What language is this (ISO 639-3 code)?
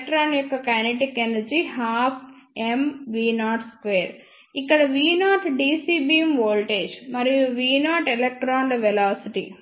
tel